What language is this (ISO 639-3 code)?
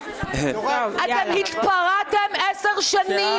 heb